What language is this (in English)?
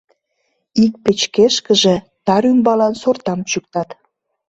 Mari